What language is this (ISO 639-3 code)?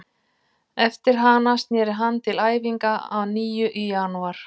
isl